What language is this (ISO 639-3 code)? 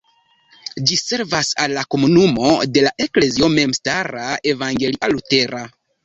epo